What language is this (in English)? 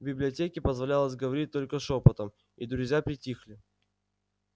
Russian